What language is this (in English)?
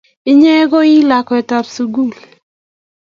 Kalenjin